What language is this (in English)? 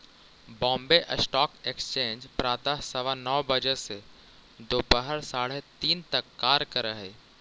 Magahi